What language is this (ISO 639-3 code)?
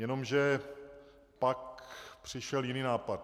ces